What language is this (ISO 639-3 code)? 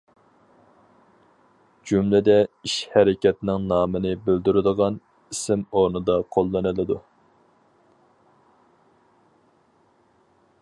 uig